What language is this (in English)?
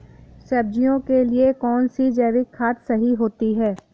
Hindi